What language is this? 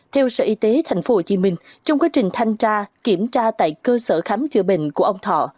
Vietnamese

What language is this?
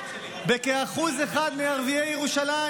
Hebrew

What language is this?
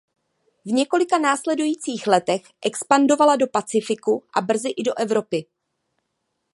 Czech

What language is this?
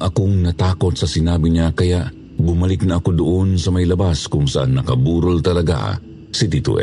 Filipino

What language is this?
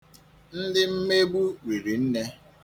Igbo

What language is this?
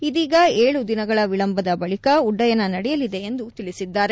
Kannada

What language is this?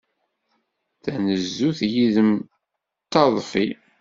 Kabyle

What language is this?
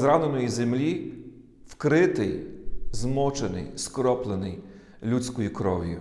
Ukrainian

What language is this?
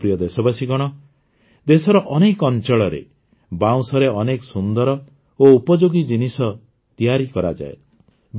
Odia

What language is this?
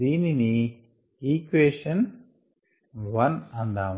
Telugu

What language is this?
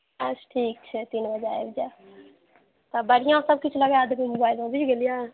Maithili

